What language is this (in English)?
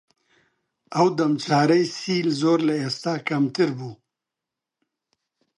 Central Kurdish